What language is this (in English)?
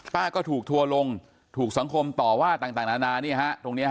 Thai